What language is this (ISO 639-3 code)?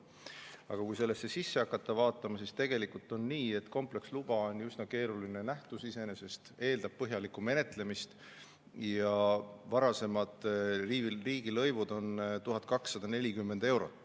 est